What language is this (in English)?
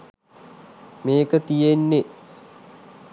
Sinhala